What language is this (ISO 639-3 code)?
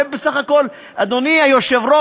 heb